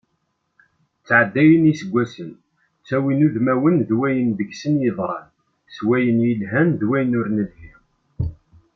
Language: Kabyle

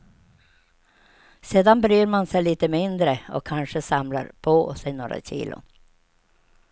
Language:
Swedish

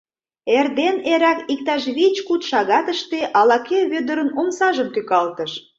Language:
Mari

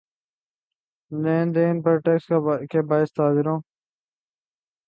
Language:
Urdu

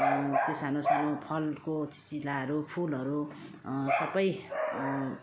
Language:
Nepali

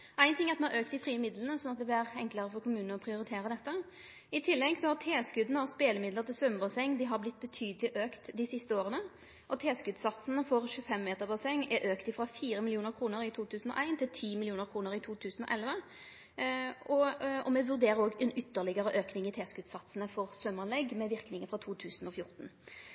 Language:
Norwegian Nynorsk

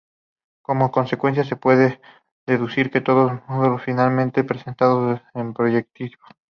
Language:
Spanish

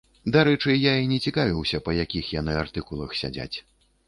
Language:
Belarusian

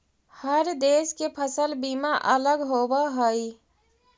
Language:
Magahi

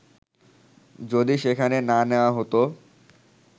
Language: Bangla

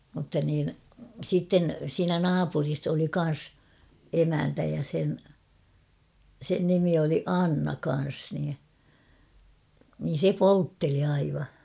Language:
Finnish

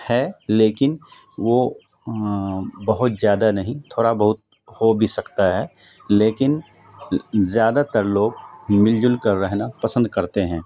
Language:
Urdu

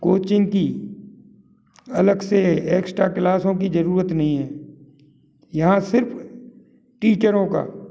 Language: Hindi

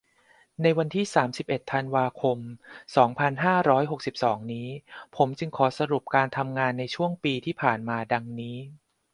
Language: Thai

